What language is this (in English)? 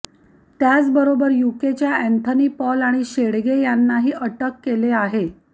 Marathi